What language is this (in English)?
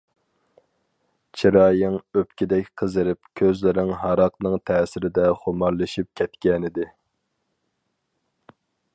Uyghur